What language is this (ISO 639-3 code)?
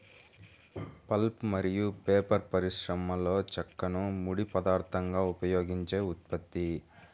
tel